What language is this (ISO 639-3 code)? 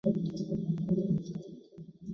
zho